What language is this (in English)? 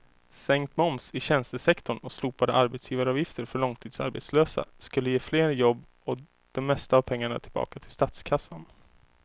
Swedish